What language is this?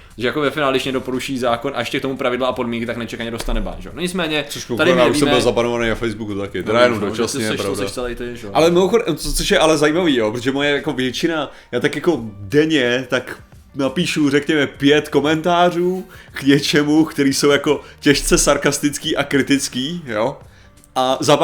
Czech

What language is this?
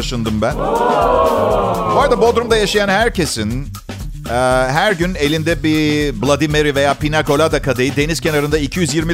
Turkish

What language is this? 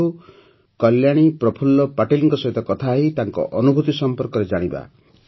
Odia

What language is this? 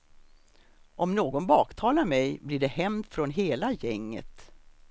Swedish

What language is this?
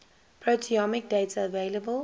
English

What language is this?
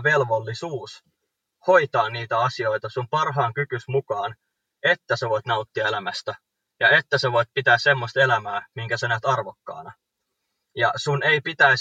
Finnish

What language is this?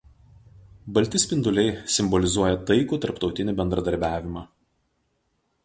Lithuanian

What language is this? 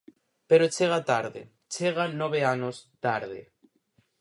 Galician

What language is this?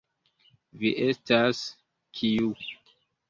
Esperanto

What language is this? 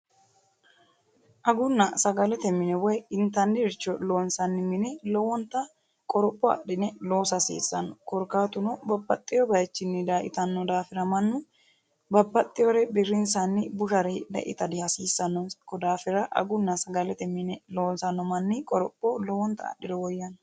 Sidamo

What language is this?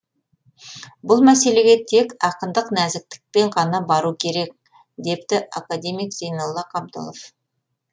Kazakh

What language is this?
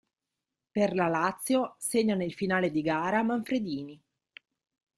Italian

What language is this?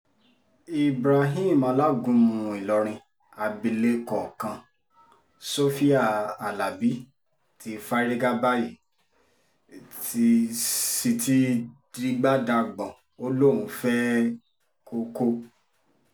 Yoruba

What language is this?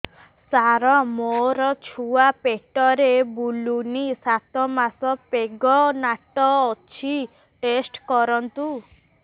Odia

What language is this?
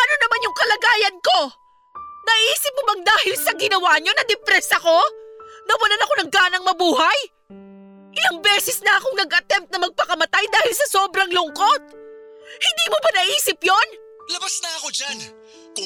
Filipino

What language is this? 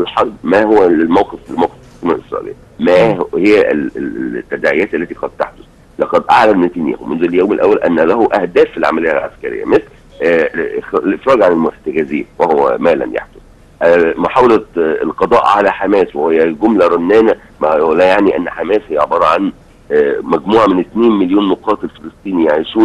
Arabic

